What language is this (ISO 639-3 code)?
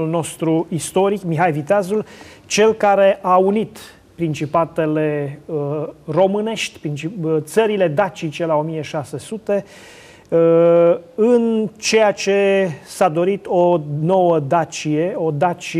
ron